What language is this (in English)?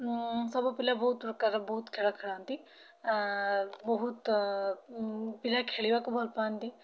Odia